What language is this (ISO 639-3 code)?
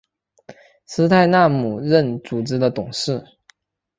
zho